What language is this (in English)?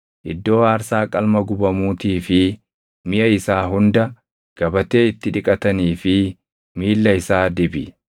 Oromo